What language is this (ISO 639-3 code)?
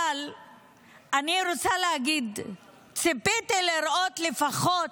heb